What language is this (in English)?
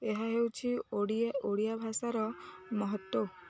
Odia